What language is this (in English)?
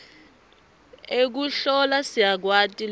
Swati